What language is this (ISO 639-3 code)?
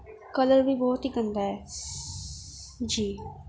urd